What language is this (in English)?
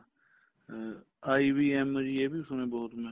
Punjabi